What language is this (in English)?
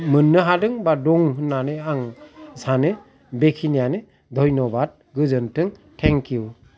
Bodo